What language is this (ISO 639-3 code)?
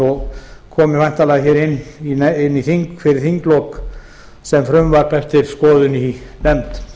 isl